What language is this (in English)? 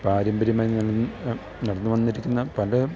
Malayalam